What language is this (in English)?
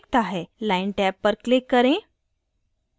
Hindi